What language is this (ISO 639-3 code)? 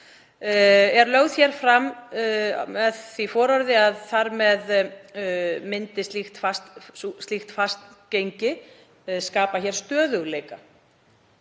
isl